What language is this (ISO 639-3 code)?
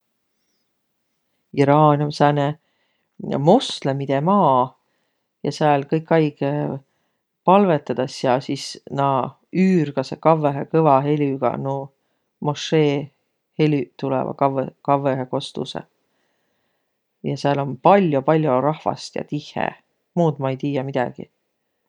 vro